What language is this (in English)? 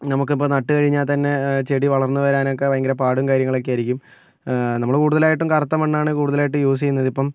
Malayalam